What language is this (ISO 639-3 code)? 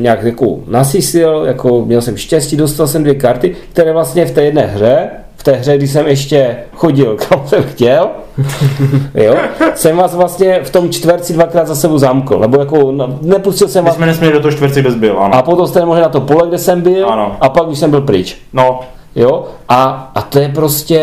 ces